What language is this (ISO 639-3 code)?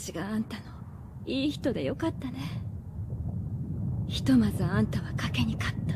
jpn